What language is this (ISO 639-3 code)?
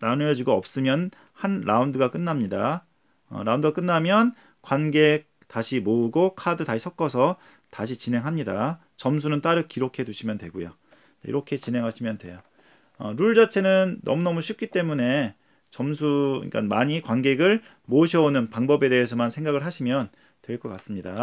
kor